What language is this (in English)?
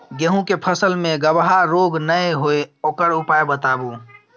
Maithili